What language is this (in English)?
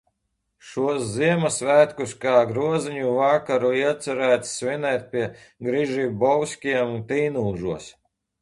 Latvian